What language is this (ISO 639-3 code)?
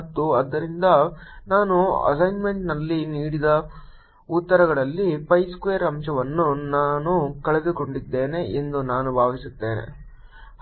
kan